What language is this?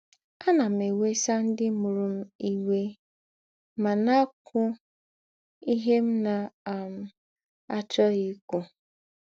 Igbo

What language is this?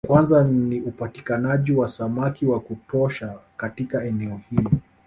Swahili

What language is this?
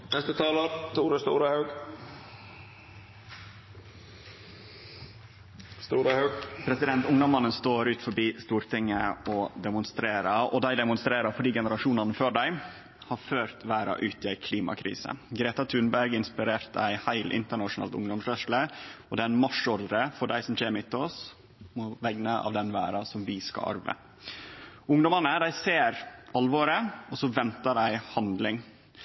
Norwegian Nynorsk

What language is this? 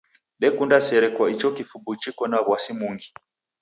Taita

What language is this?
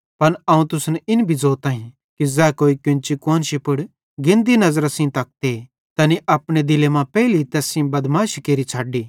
Bhadrawahi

